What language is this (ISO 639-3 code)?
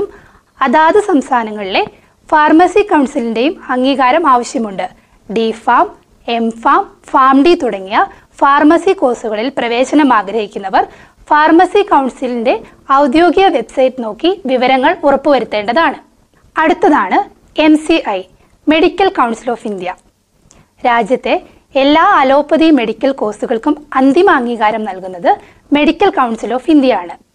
mal